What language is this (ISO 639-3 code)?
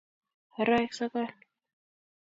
kln